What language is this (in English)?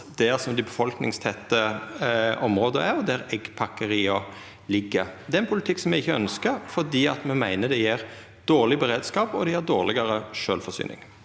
Norwegian